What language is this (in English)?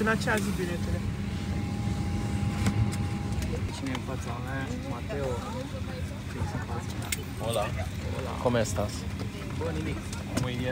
Romanian